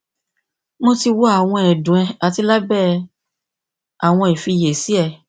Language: Yoruba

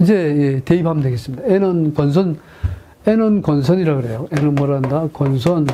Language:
Korean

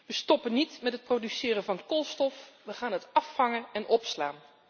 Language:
Dutch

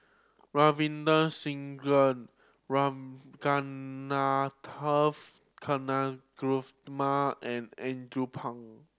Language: English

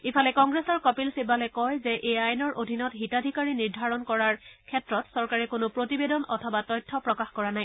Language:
Assamese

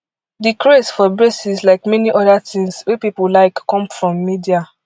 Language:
Nigerian Pidgin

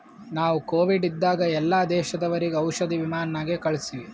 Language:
Kannada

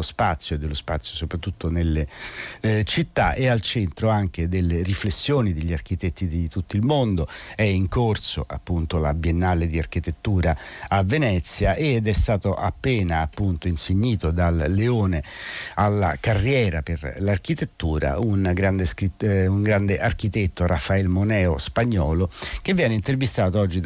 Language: Italian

